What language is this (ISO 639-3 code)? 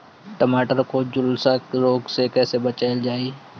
bho